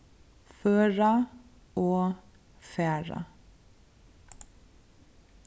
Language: Faroese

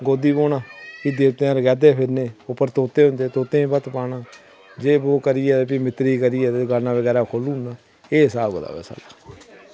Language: Dogri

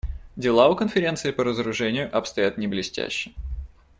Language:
Russian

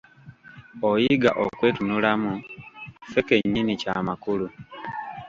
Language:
Ganda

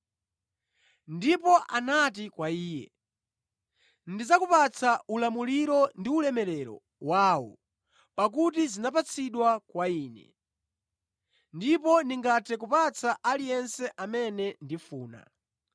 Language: Nyanja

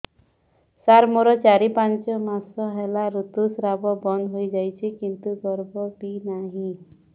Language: Odia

